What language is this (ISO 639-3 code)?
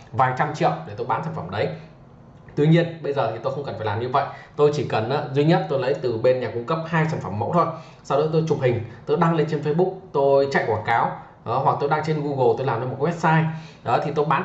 vie